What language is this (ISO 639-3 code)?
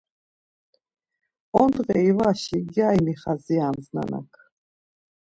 lzz